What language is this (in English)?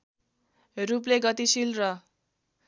Nepali